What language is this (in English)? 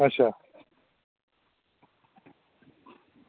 Dogri